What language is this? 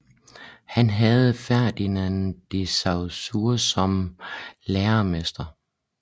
Danish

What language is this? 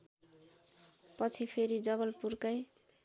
Nepali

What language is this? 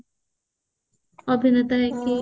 Odia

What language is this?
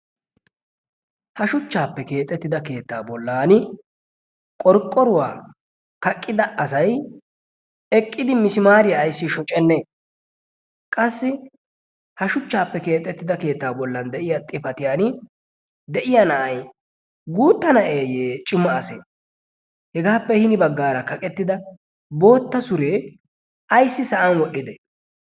Wolaytta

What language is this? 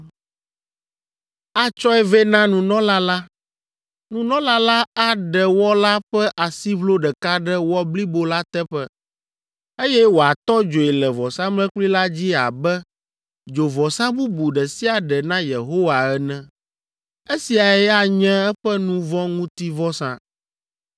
Ewe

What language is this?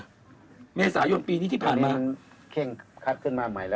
Thai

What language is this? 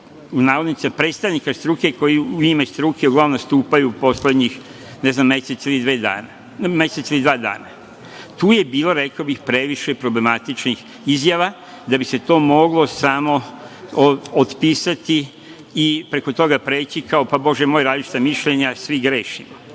Serbian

